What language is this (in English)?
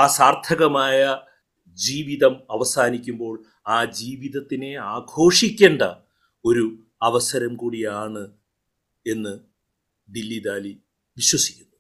Malayalam